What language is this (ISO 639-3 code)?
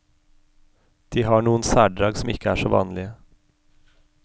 nor